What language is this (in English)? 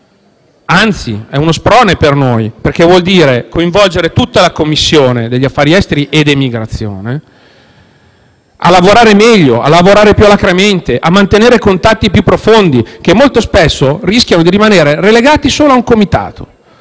Italian